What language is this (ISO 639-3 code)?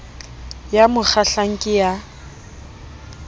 sot